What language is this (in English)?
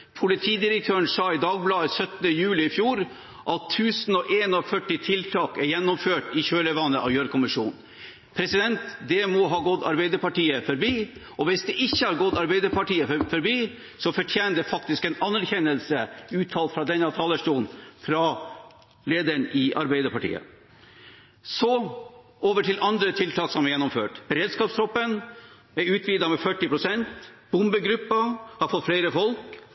Norwegian Bokmål